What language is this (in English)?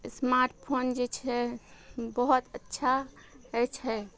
Maithili